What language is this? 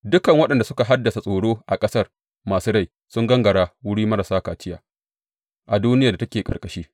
Hausa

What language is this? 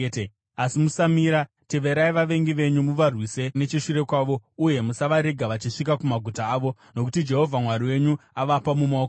Shona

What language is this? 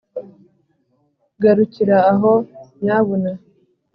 Kinyarwanda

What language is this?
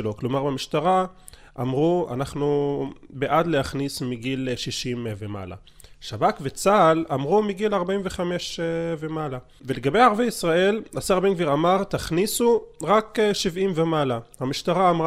Hebrew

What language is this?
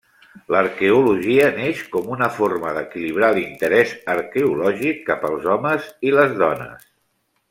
Catalan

